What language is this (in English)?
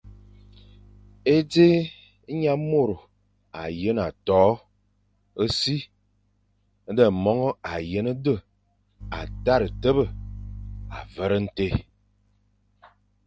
Fang